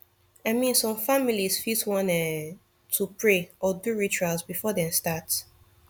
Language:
Nigerian Pidgin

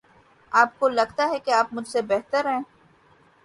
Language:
Urdu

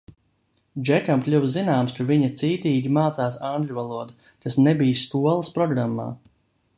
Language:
Latvian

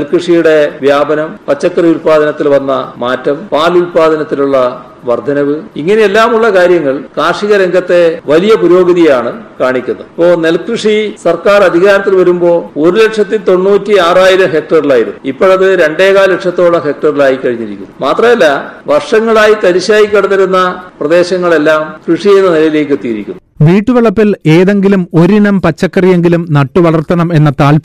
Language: Malayalam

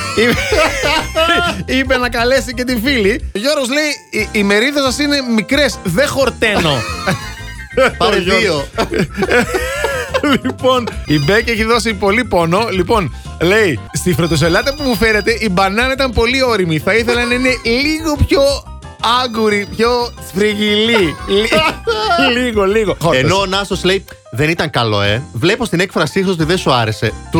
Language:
Greek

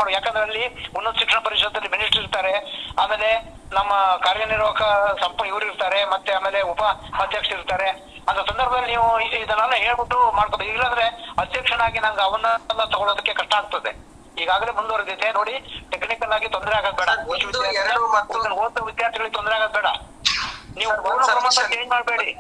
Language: Kannada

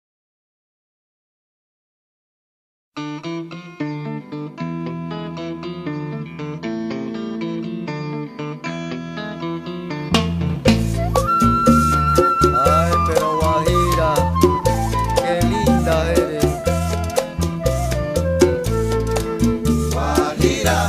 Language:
Spanish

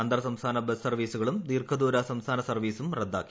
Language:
Malayalam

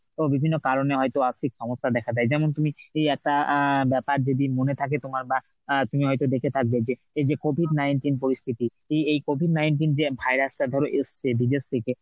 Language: Bangla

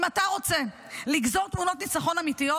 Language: Hebrew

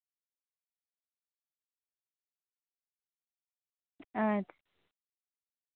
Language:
Santali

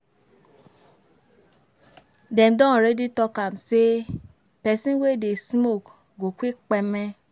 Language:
Nigerian Pidgin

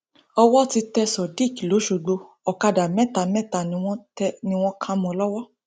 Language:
Yoruba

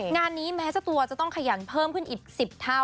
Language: Thai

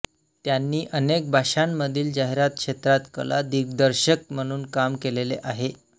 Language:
Marathi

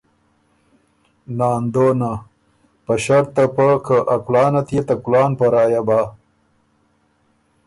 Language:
Ormuri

